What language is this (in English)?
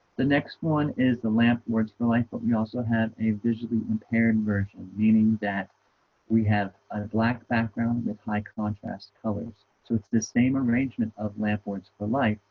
English